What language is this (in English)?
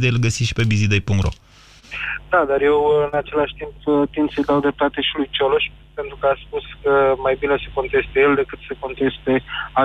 Romanian